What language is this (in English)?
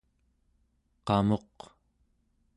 Central Yupik